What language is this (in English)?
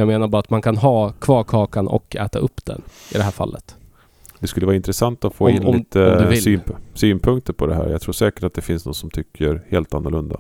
Swedish